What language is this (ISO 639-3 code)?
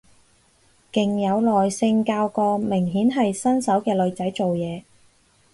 yue